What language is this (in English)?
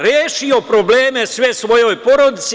Serbian